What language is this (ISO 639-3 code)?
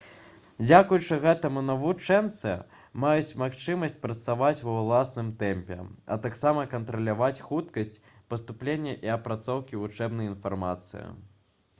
bel